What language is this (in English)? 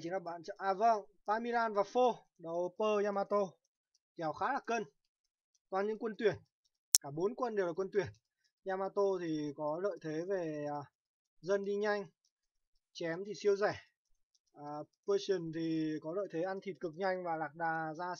Vietnamese